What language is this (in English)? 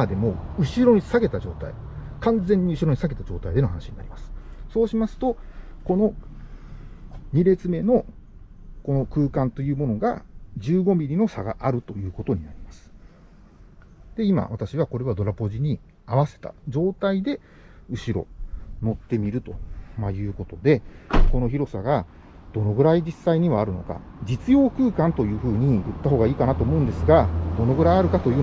Japanese